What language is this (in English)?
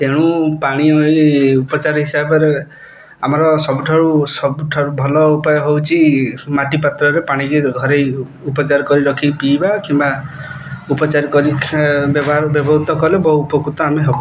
Odia